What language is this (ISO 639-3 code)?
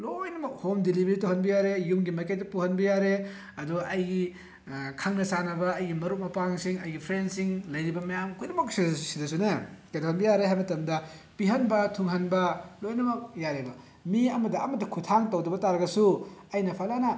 mni